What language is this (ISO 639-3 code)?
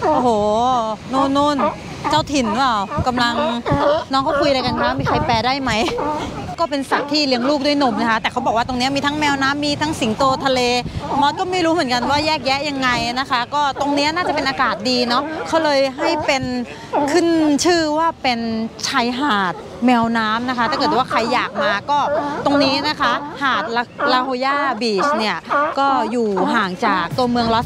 tha